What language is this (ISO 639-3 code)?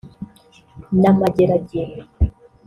kin